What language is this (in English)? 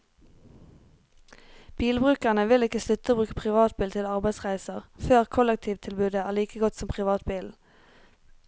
Norwegian